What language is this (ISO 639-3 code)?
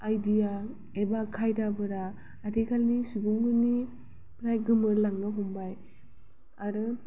brx